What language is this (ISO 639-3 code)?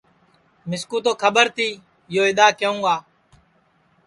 ssi